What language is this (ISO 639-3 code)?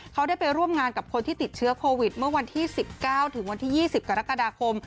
tha